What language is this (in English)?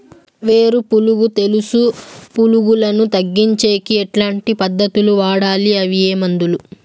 Telugu